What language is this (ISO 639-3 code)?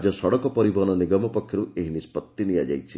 ori